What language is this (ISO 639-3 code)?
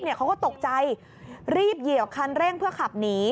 tha